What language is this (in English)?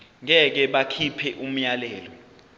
Zulu